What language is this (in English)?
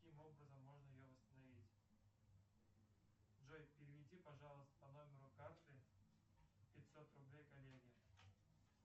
Russian